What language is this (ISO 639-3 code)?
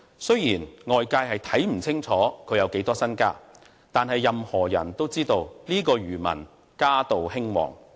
yue